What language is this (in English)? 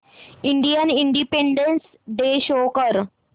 Marathi